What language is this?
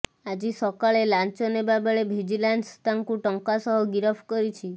Odia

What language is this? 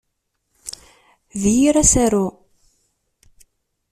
Kabyle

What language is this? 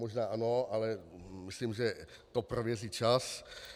Czech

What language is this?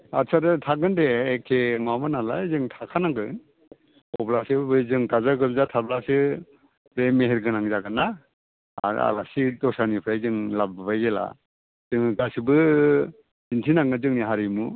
Bodo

